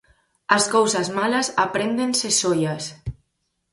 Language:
Galician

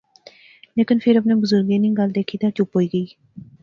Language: Pahari-Potwari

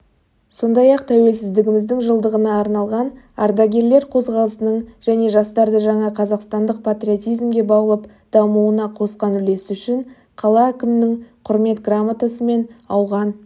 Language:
Kazakh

